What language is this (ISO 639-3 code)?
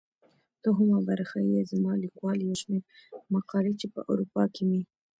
pus